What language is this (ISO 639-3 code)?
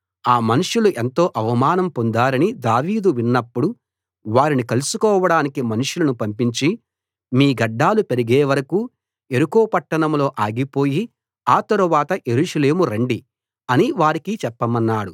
tel